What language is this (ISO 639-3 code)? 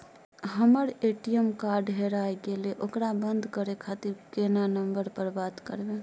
mai